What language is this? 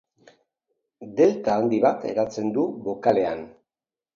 Basque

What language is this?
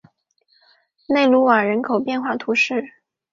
Chinese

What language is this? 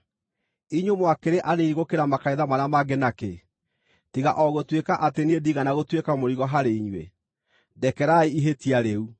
Kikuyu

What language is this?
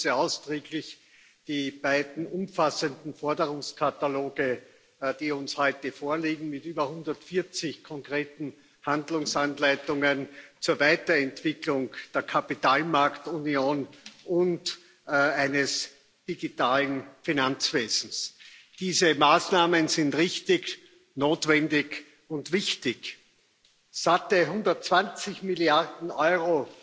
German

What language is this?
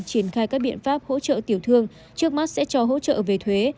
Vietnamese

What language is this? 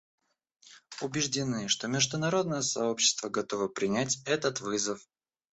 Russian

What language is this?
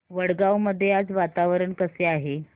Marathi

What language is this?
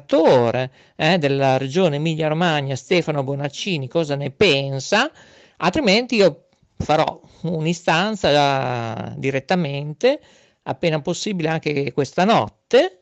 Italian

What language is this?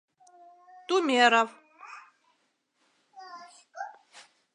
Mari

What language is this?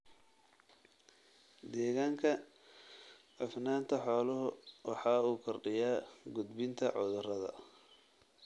Somali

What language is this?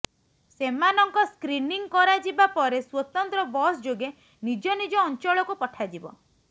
Odia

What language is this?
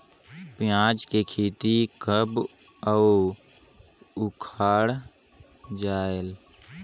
Chhattisgarhi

